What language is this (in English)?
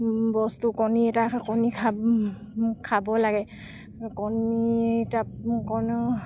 Assamese